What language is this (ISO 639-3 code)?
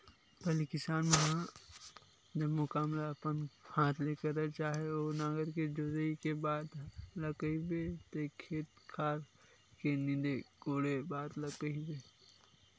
hne